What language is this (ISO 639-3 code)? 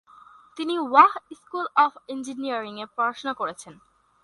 ben